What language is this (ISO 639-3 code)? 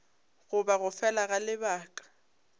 nso